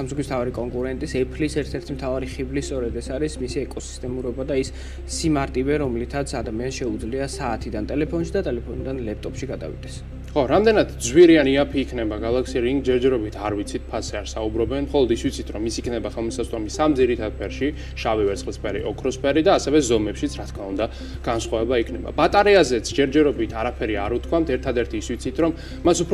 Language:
Romanian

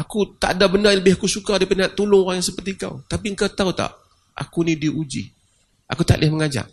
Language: Malay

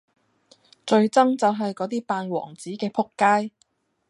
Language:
Cantonese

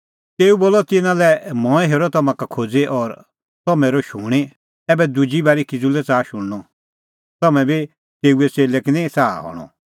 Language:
Kullu Pahari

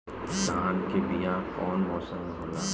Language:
Bhojpuri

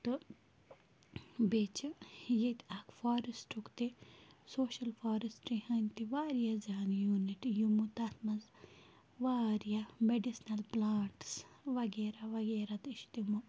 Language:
Kashmiri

